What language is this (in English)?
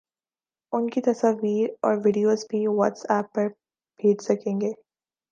Urdu